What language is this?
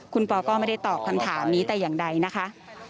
Thai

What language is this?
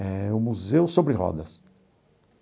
Portuguese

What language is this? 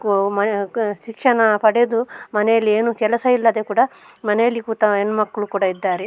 Kannada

